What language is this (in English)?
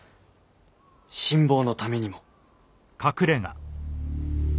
Japanese